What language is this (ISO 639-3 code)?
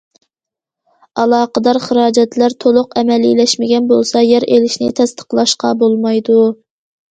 uig